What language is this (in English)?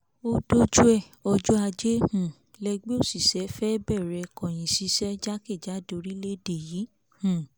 Yoruba